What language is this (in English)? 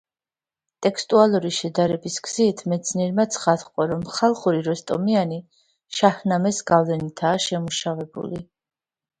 Georgian